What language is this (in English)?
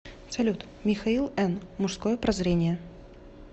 Russian